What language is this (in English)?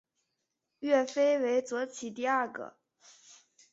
Chinese